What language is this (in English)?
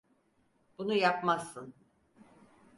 Turkish